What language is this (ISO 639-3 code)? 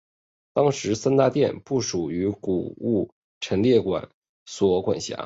zho